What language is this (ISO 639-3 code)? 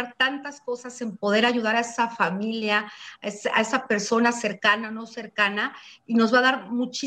spa